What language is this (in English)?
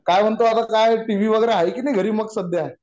Marathi